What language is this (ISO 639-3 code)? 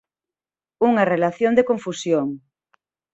glg